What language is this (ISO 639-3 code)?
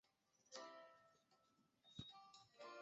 zho